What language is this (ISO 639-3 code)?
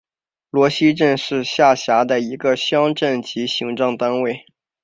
zho